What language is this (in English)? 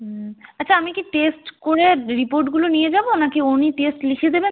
Bangla